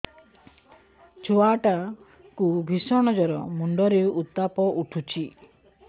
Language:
Odia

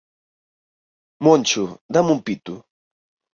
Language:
Galician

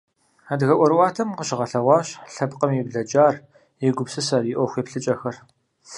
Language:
Kabardian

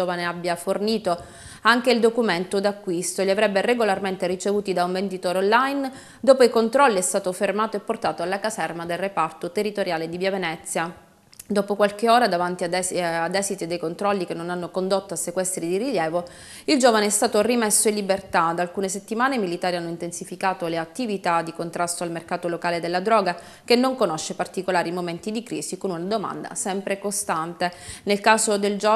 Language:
Italian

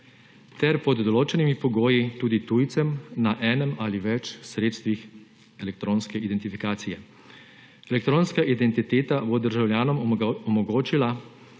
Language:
Slovenian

